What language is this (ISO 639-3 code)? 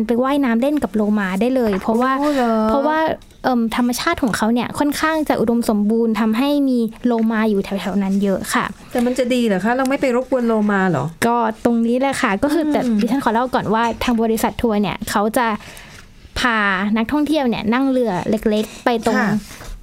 tha